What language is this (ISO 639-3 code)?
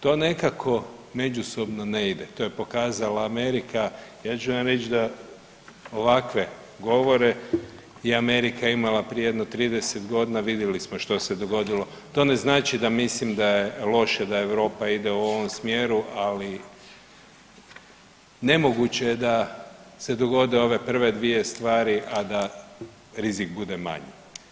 hrv